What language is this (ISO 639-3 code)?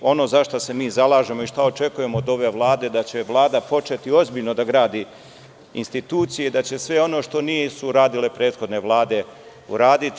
srp